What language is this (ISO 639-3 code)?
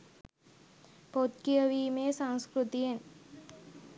sin